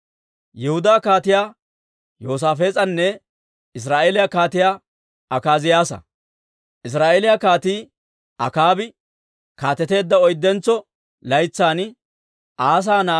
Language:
Dawro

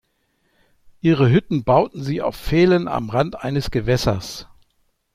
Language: German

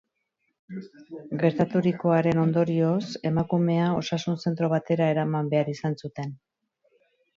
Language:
Basque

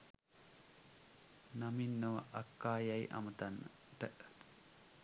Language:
Sinhala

